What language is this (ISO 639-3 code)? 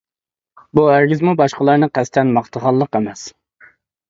uig